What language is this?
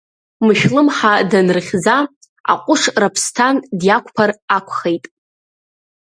Abkhazian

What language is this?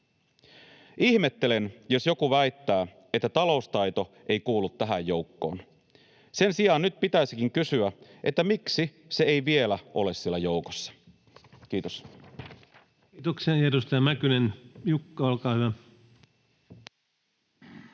Finnish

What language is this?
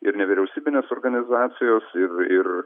Lithuanian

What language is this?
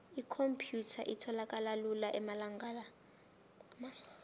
South Ndebele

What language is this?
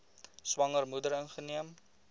Afrikaans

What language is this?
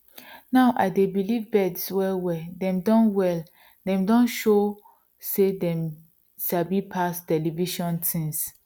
Nigerian Pidgin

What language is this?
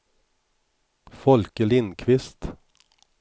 Swedish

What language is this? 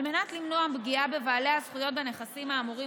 Hebrew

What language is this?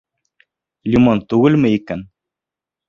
Bashkir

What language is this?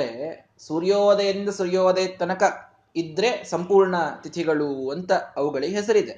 Kannada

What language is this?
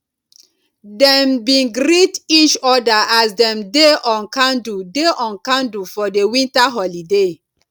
Nigerian Pidgin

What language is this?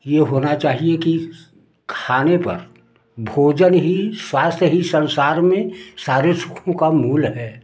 Hindi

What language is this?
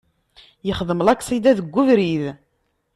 Kabyle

